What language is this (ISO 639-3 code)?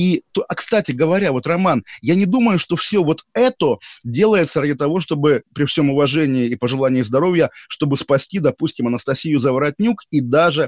rus